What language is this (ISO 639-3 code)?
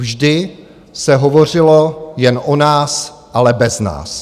ces